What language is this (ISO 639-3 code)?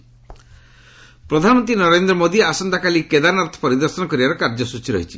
ori